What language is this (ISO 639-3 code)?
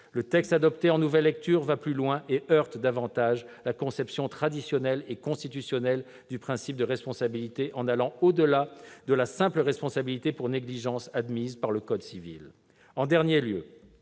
fra